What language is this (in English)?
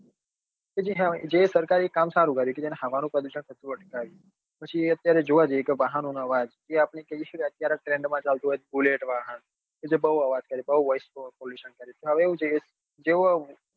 Gujarati